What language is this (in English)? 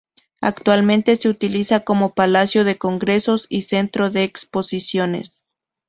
Spanish